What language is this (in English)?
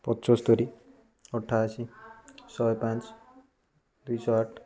Odia